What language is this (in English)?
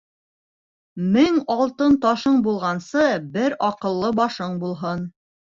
Bashkir